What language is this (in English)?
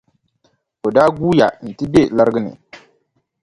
Dagbani